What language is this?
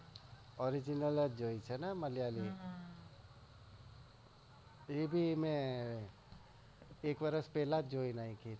Gujarati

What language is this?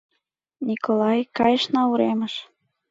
Mari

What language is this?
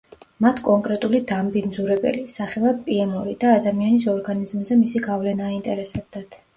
Georgian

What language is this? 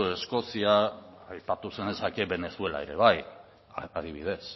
Basque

